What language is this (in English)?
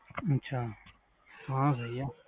Punjabi